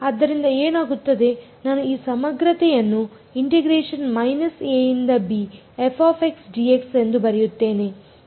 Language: Kannada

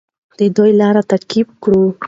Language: Pashto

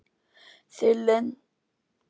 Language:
Icelandic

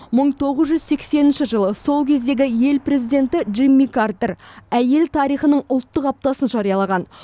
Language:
Kazakh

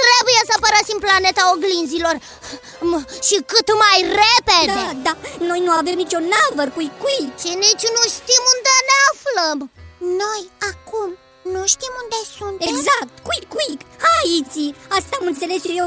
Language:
Romanian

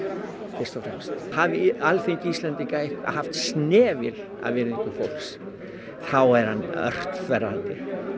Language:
Icelandic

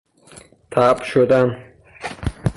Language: Persian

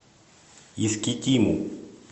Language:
Russian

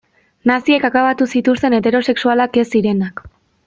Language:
Basque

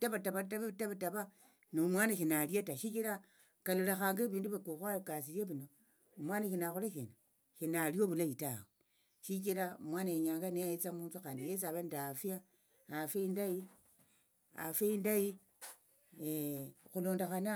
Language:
Tsotso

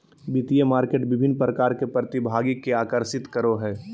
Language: Magahi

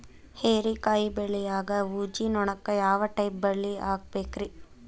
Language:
Kannada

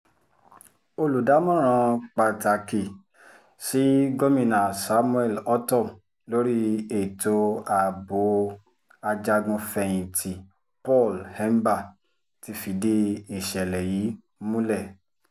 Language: Yoruba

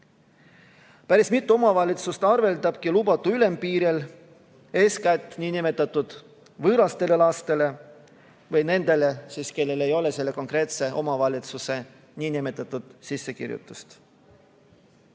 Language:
Estonian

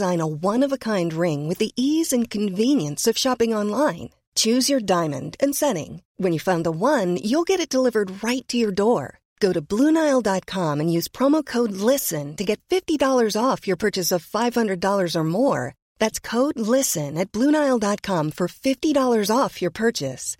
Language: Filipino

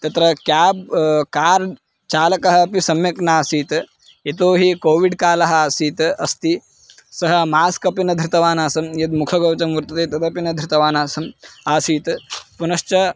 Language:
Sanskrit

